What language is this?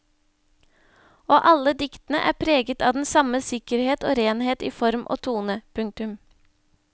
Norwegian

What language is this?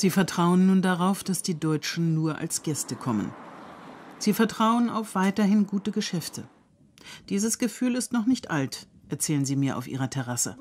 German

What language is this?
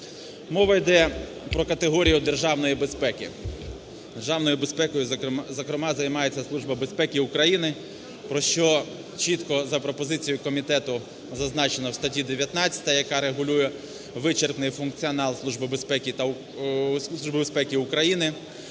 Ukrainian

